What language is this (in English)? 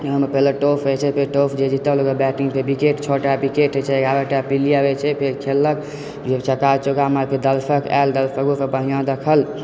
Maithili